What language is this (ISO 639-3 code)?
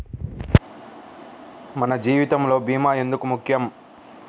tel